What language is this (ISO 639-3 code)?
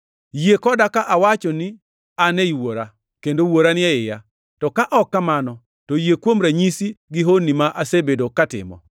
luo